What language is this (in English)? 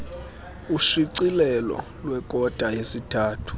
Xhosa